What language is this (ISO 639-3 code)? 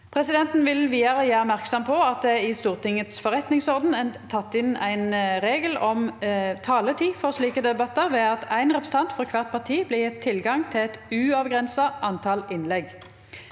nor